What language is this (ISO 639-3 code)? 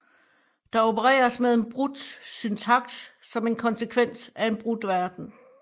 dan